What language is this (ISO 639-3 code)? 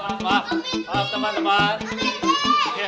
ind